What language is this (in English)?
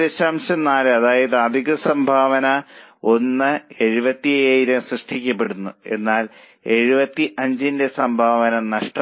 Malayalam